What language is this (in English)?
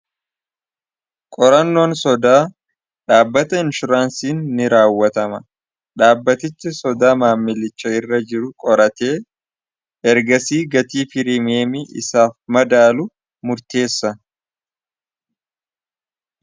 Oromo